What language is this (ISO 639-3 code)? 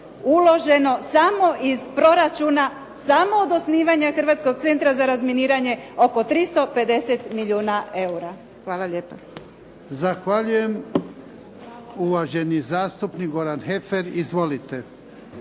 hrv